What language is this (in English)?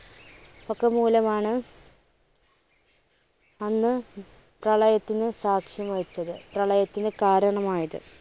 Malayalam